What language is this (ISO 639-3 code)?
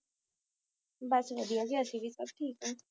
pan